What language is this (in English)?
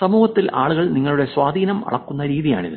Malayalam